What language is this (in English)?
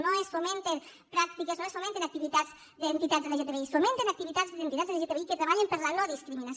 Catalan